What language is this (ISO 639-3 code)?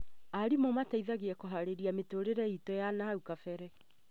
kik